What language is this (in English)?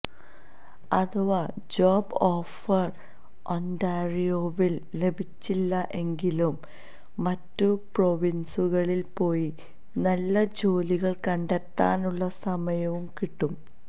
Malayalam